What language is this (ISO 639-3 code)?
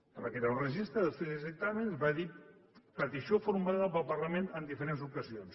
cat